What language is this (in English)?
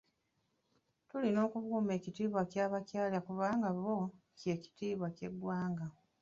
Ganda